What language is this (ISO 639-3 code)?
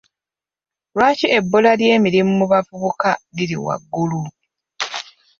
lug